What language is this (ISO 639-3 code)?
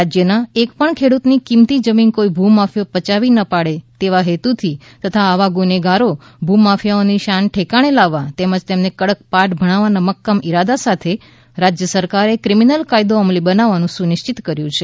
guj